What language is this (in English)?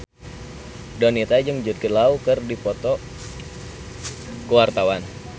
Sundanese